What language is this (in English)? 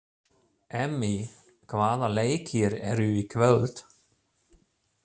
Icelandic